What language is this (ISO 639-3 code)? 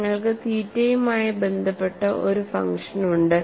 mal